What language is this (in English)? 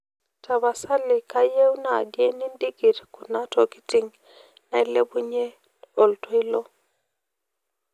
Masai